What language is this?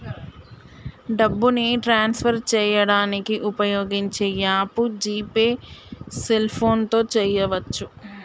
Telugu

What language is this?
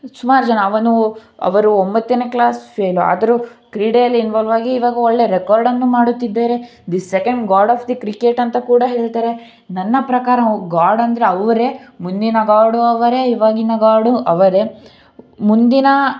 Kannada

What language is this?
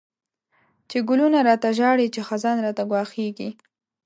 Pashto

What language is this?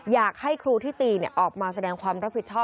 Thai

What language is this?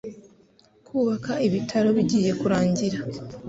Kinyarwanda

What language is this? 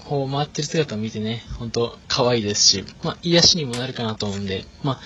Japanese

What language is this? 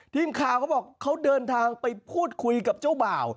Thai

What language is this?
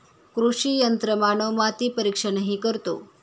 Marathi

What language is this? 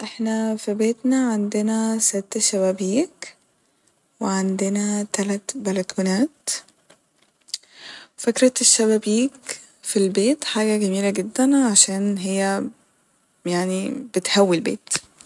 Egyptian Arabic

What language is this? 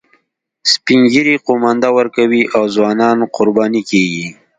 Pashto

